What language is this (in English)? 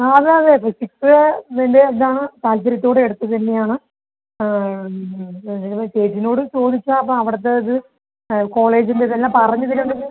Malayalam